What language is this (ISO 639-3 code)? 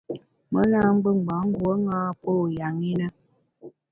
bax